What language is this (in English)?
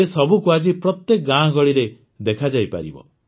Odia